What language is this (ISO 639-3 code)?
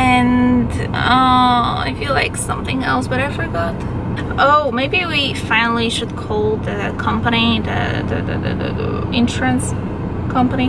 eng